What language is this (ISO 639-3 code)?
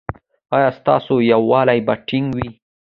pus